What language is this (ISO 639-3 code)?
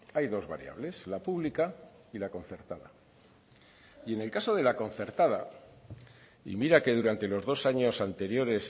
spa